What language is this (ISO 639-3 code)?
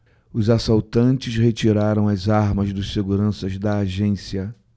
por